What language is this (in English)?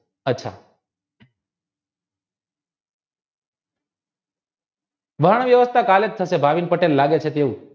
Gujarati